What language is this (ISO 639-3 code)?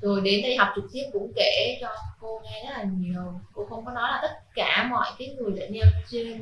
vie